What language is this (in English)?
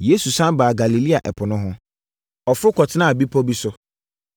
Akan